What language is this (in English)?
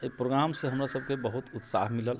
Maithili